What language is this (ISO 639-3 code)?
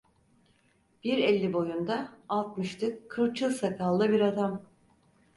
tur